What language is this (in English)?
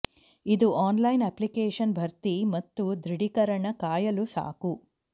Kannada